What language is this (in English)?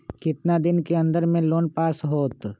Magahi